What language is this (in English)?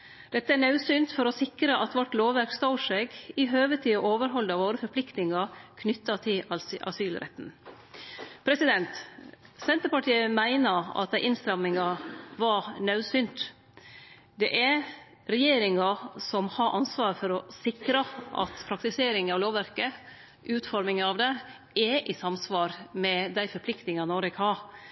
Norwegian Nynorsk